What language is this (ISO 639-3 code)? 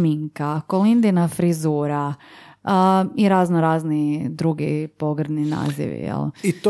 hrv